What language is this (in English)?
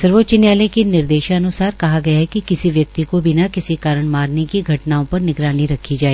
Hindi